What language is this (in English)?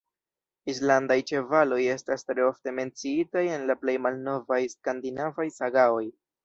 Esperanto